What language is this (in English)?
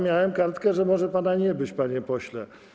Polish